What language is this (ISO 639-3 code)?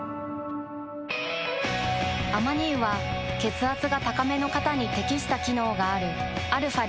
jpn